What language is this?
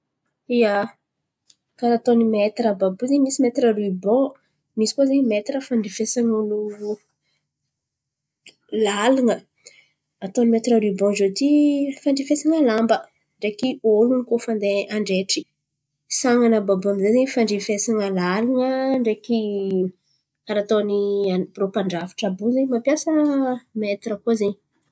Antankarana Malagasy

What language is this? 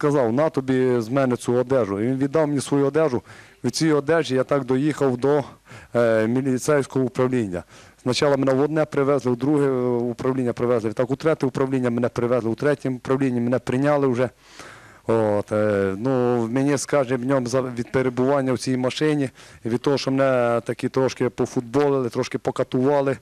Ukrainian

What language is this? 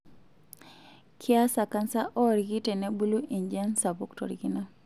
Masai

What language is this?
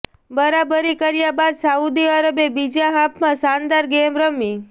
Gujarati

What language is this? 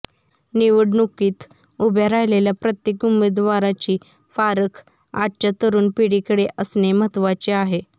Marathi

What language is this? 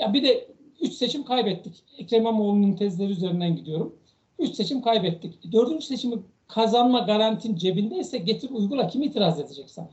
Turkish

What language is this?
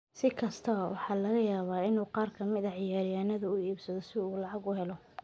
Somali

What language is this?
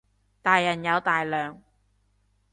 Cantonese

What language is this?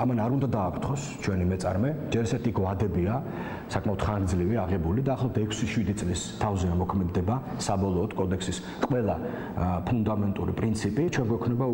Romanian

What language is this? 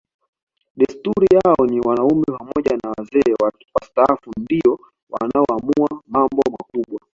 Swahili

